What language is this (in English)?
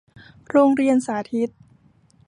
Thai